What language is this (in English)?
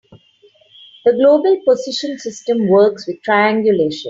English